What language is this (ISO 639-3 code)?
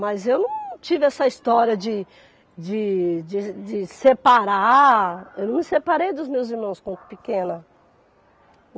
por